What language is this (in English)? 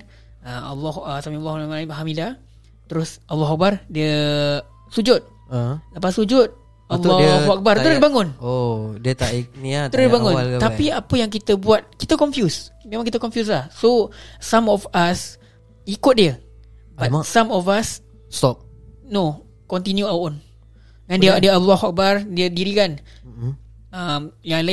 Malay